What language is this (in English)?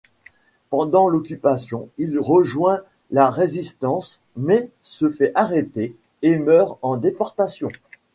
French